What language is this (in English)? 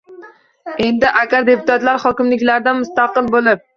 Uzbek